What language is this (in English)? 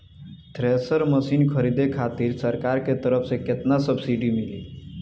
Bhojpuri